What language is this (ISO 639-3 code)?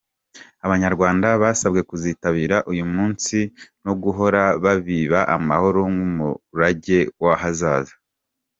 kin